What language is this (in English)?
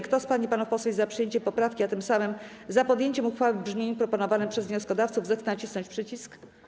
Polish